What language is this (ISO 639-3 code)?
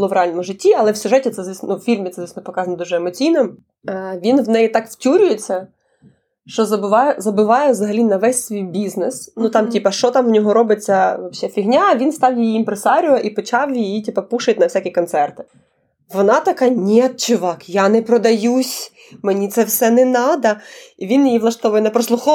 ukr